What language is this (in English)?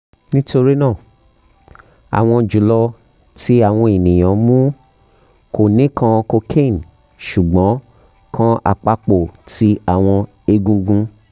Yoruba